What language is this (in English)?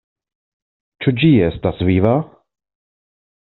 Esperanto